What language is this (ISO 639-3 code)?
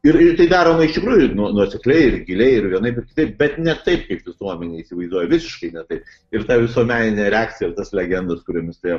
lit